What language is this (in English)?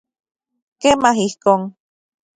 Central Puebla Nahuatl